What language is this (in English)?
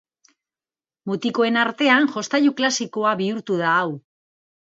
Basque